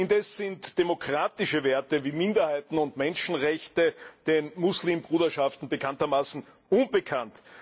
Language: German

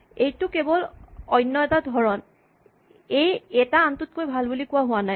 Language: Assamese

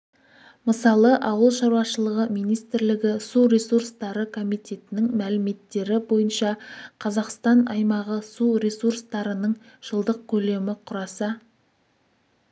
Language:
Kazakh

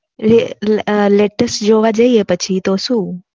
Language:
Gujarati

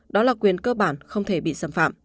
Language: Vietnamese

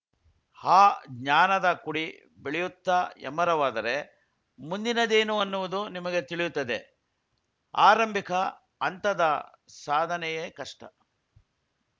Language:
Kannada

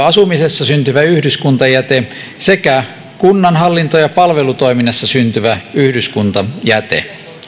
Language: Finnish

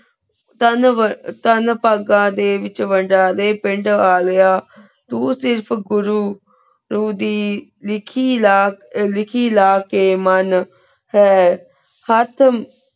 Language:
Punjabi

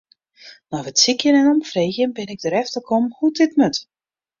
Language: Western Frisian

